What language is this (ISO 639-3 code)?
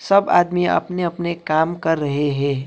hin